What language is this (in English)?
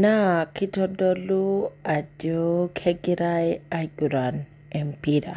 Masai